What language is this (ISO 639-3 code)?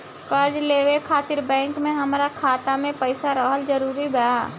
bho